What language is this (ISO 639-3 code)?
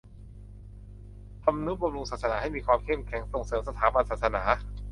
tha